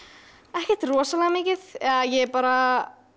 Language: Icelandic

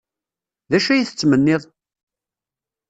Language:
Kabyle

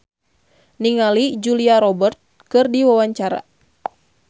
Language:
Sundanese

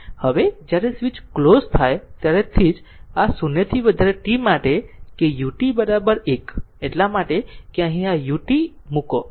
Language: Gujarati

